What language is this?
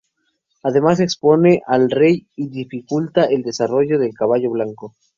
Spanish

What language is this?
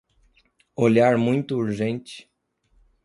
Portuguese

